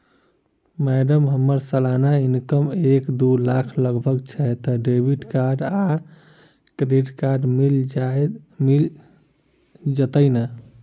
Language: Maithili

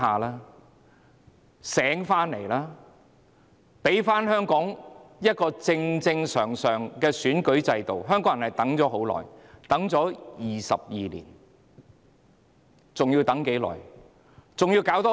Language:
Cantonese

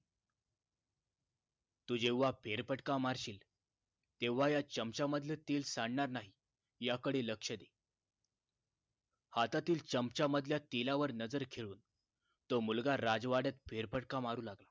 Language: Marathi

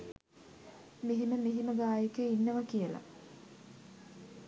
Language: Sinhala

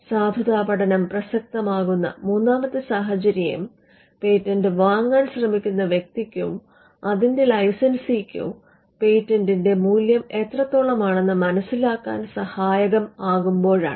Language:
Malayalam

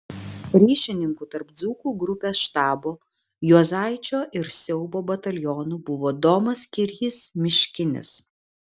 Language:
Lithuanian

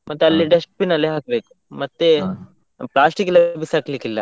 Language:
Kannada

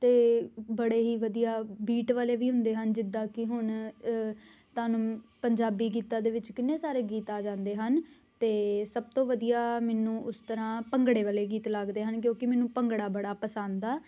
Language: Punjabi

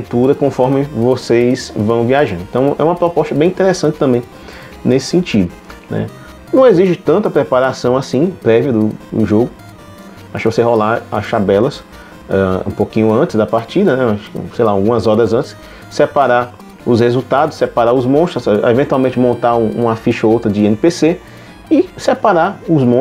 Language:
Portuguese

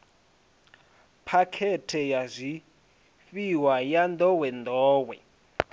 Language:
Venda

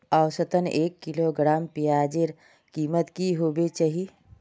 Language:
Magahi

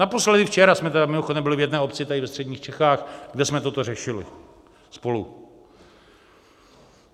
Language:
Czech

